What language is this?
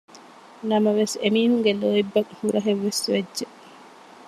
Divehi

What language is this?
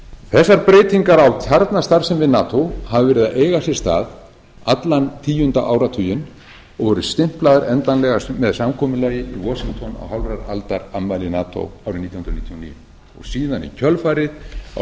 Icelandic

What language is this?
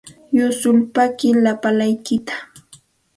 Santa Ana de Tusi Pasco Quechua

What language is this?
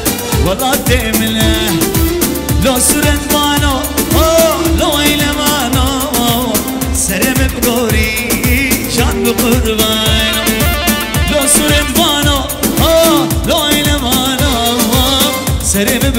Arabic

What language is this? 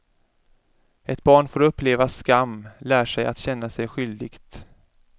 Swedish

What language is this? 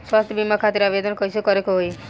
Bhojpuri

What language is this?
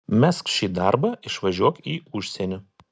Lithuanian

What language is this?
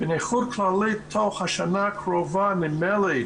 Hebrew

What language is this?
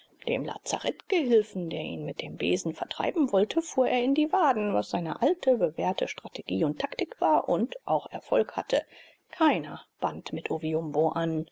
German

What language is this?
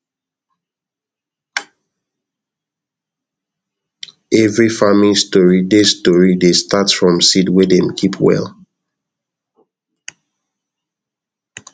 Nigerian Pidgin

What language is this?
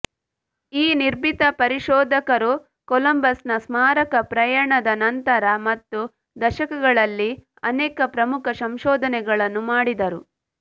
Kannada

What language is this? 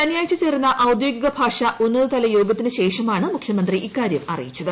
Malayalam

